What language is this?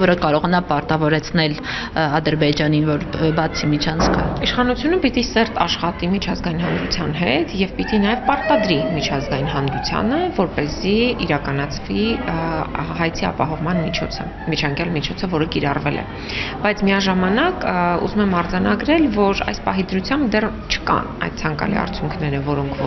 Romanian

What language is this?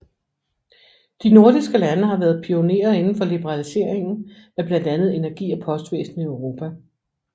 Danish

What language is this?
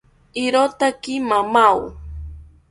South Ucayali Ashéninka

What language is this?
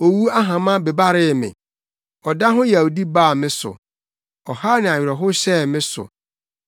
Akan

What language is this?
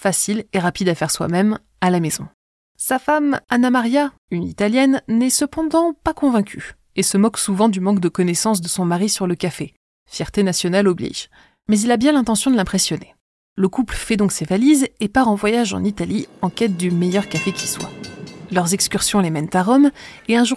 French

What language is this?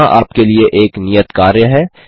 Hindi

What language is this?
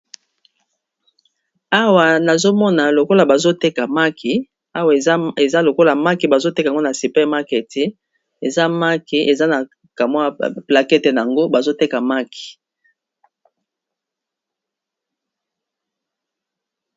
Lingala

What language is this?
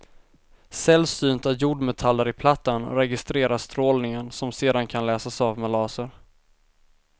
Swedish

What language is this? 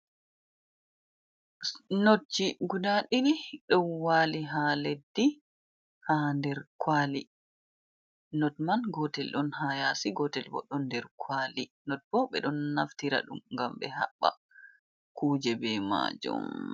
Fula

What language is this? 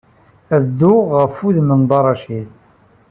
Kabyle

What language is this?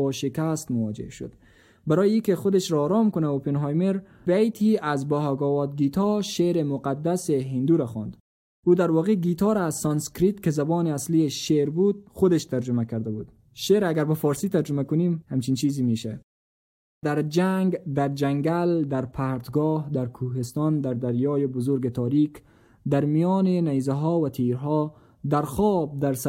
Persian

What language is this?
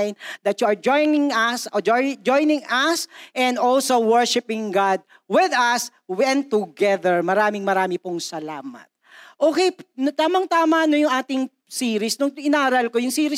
Filipino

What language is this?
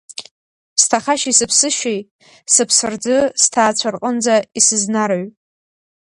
Abkhazian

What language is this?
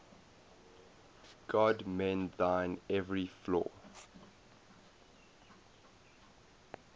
English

